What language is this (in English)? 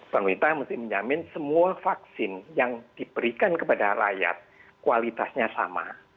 Indonesian